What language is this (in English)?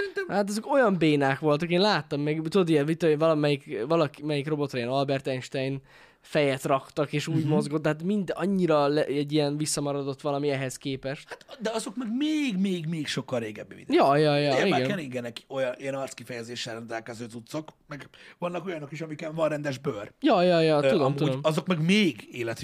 Hungarian